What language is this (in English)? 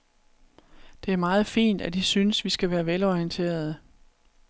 Danish